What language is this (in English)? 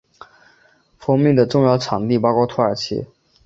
Chinese